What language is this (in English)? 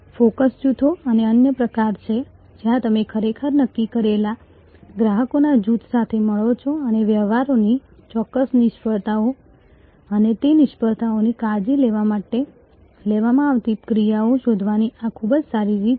Gujarati